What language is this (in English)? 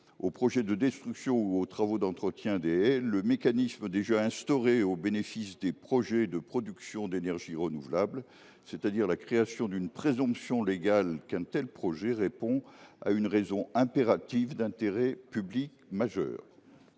French